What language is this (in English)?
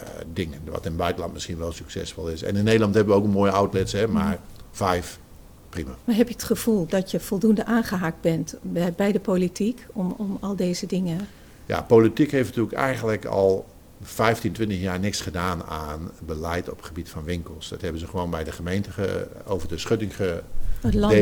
Dutch